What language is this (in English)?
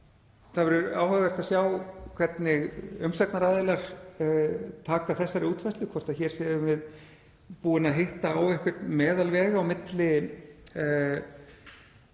Icelandic